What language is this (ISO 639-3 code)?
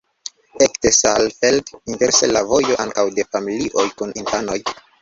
epo